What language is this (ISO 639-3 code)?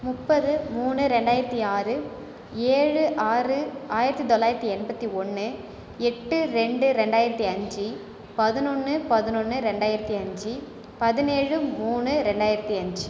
tam